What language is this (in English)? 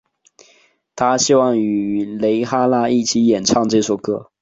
Chinese